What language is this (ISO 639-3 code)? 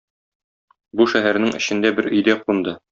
tat